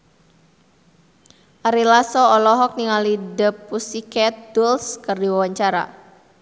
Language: Sundanese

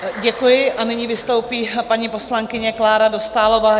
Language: Czech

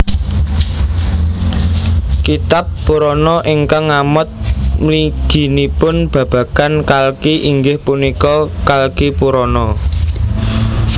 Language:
Javanese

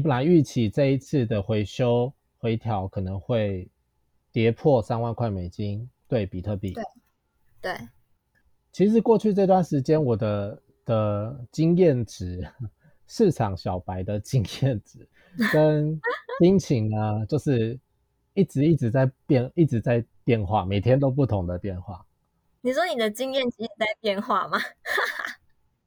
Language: Chinese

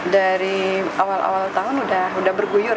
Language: Indonesian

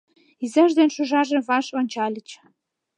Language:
Mari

